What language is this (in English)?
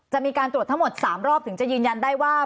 Thai